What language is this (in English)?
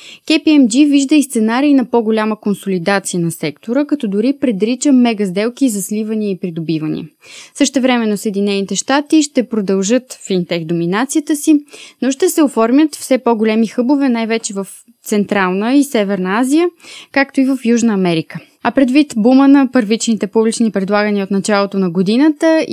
Bulgarian